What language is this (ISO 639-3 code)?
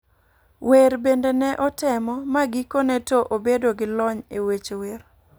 luo